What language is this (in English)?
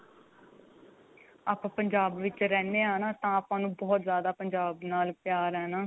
Punjabi